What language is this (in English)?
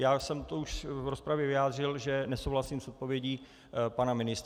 Czech